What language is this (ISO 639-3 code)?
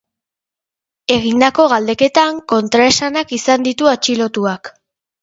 eus